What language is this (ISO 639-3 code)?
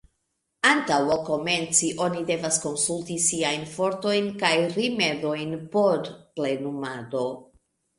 epo